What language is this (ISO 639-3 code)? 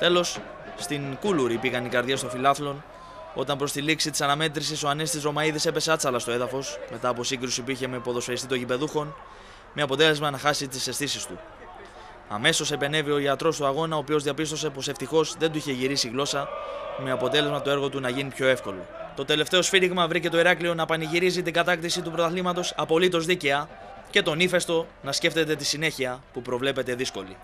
ell